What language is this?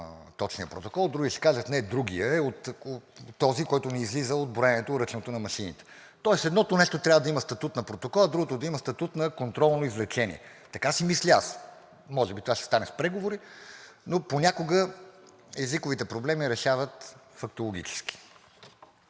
Bulgarian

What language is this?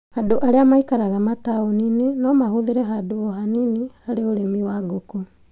Kikuyu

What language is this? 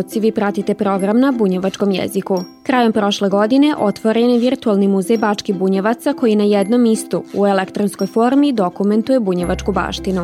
Croatian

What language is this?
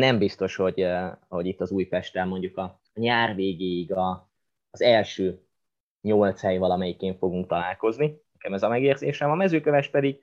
Hungarian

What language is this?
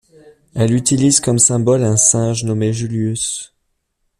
French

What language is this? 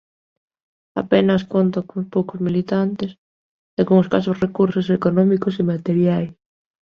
Galician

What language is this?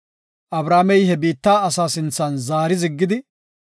Gofa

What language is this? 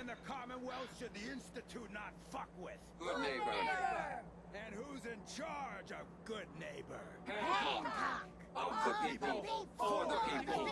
Turkish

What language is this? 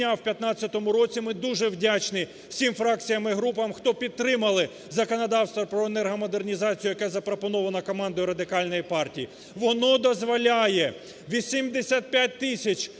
Ukrainian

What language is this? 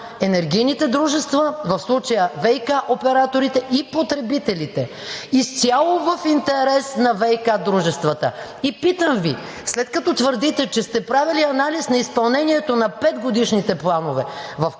Bulgarian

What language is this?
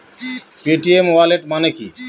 Bangla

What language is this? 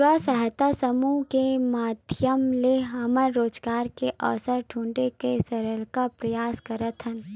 Chhattisgarhi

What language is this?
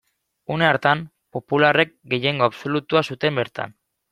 Basque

